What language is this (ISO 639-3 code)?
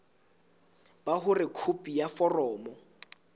sot